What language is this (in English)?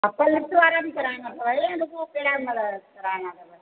Sindhi